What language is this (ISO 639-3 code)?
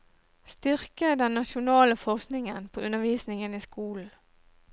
nor